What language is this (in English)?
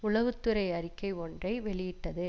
Tamil